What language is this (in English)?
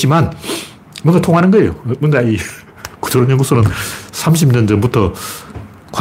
Korean